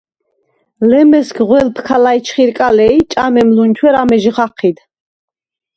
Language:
Svan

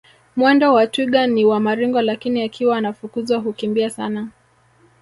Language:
Swahili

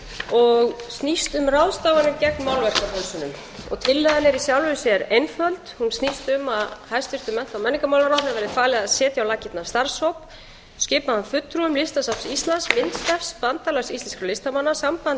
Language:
Icelandic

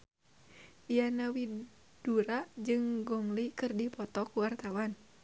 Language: Sundanese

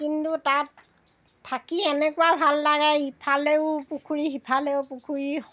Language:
Assamese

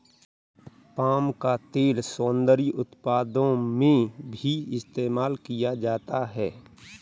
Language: Hindi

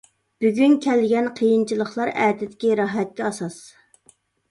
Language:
Uyghur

